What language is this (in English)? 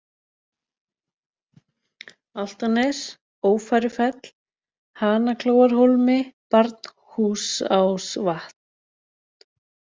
Icelandic